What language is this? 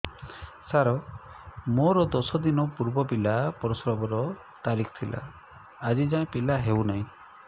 Odia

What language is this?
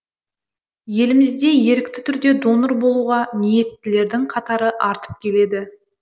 Kazakh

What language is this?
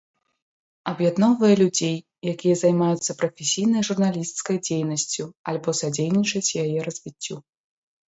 Belarusian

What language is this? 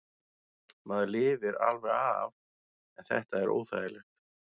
Icelandic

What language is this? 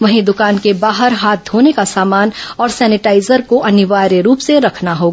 Hindi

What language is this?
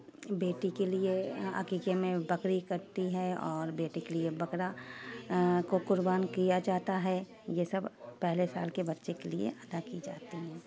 Urdu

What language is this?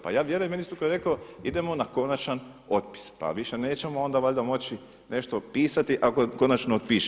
Croatian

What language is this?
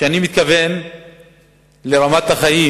Hebrew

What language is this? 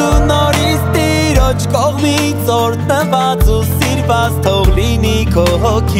Romanian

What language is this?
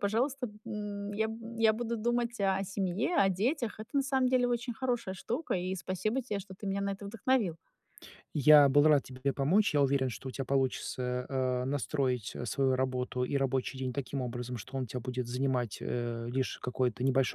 Russian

